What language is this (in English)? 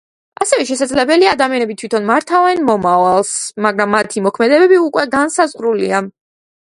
Georgian